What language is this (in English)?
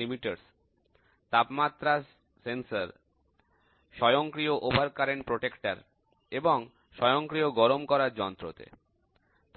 Bangla